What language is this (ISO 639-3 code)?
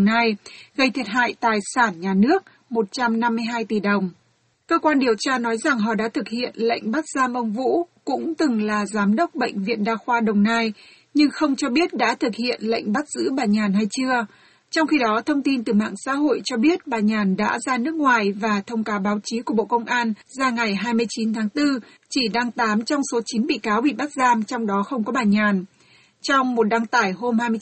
vie